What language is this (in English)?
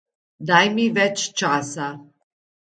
Slovenian